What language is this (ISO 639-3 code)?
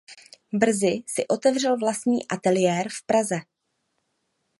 ces